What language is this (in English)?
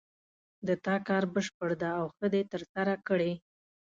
Pashto